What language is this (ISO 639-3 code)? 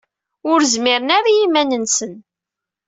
kab